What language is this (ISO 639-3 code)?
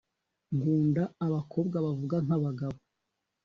kin